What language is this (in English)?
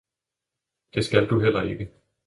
Danish